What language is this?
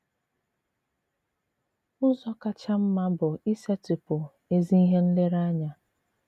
Igbo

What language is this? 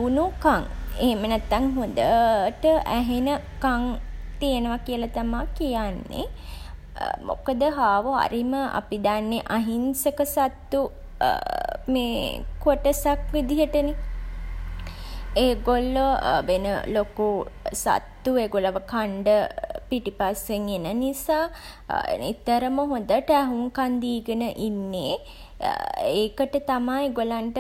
Sinhala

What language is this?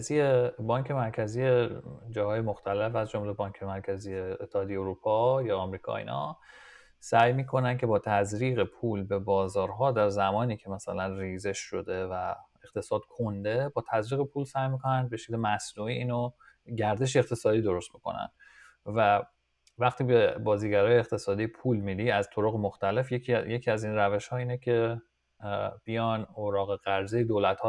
Persian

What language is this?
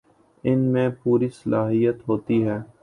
Urdu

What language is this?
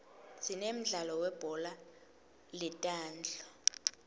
Swati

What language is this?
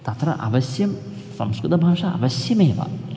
Sanskrit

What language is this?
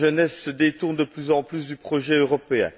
French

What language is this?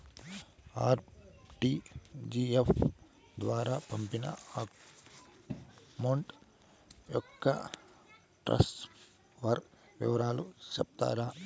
Telugu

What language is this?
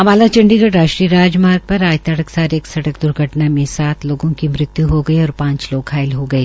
Hindi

